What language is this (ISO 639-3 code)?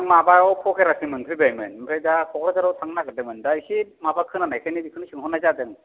brx